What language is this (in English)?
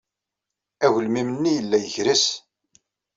Kabyle